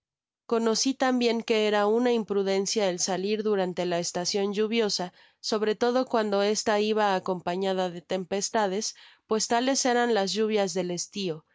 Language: Spanish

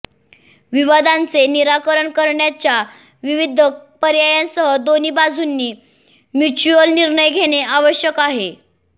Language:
Marathi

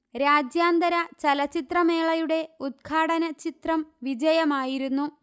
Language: Malayalam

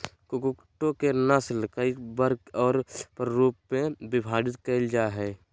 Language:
Magahi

